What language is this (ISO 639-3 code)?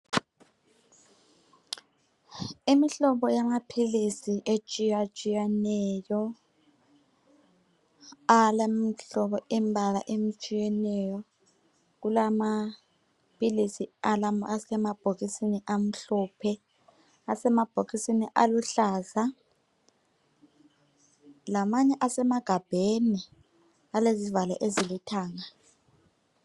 nde